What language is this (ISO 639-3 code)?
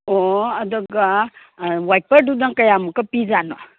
mni